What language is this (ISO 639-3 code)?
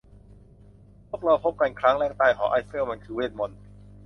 tha